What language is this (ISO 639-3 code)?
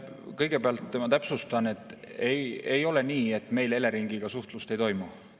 est